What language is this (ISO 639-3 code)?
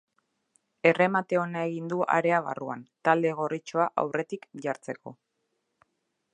eus